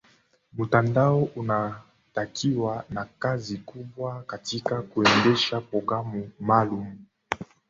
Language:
Swahili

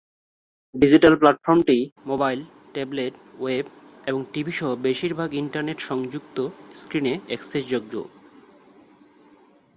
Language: Bangla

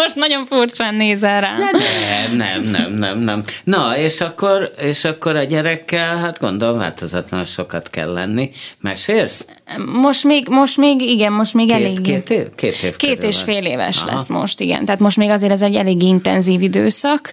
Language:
Hungarian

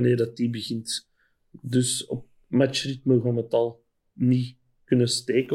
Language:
Dutch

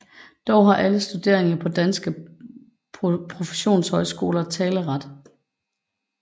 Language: Danish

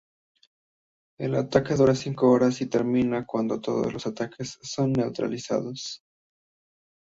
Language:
Spanish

